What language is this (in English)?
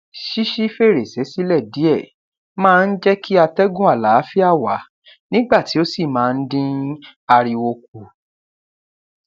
Yoruba